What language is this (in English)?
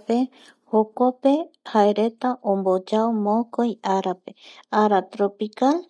Eastern Bolivian Guaraní